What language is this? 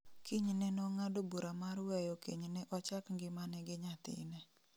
Luo (Kenya and Tanzania)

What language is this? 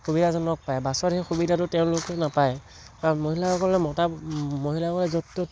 Assamese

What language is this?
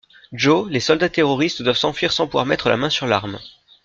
French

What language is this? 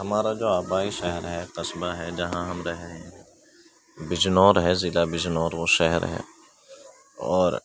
Urdu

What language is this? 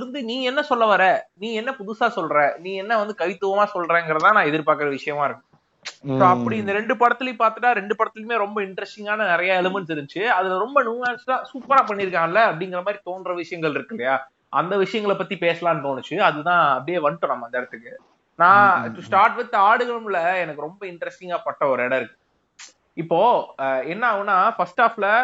Tamil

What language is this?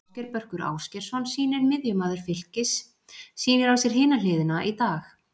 Icelandic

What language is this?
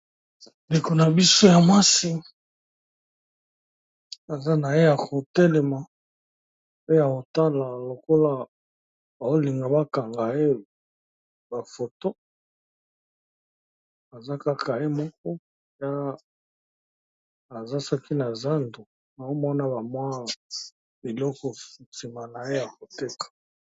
Lingala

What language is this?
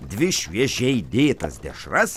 Lithuanian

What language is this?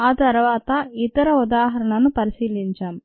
Telugu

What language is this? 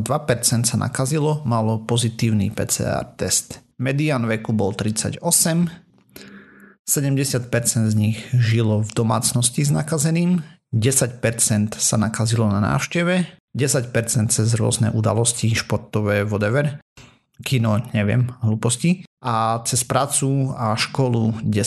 Slovak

